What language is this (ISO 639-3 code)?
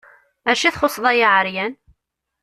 kab